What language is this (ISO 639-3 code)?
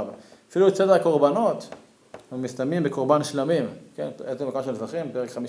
heb